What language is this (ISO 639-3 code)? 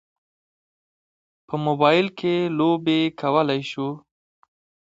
pus